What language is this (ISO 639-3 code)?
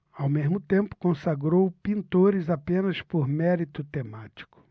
por